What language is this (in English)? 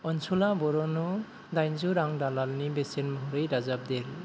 Bodo